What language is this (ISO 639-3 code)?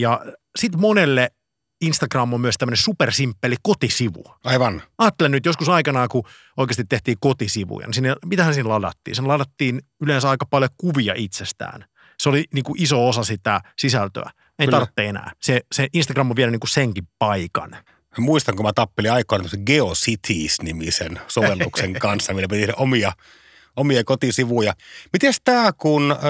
fin